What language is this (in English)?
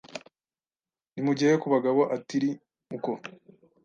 Kinyarwanda